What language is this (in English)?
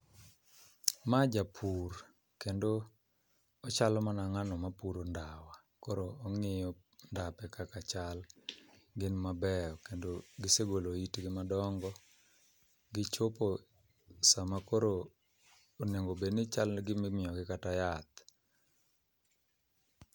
Luo (Kenya and Tanzania)